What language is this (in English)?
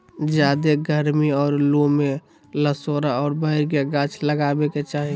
Magahi